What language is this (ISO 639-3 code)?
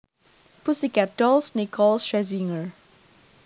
jav